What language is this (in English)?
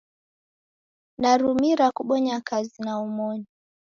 Taita